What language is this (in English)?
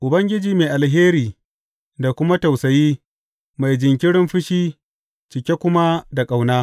Hausa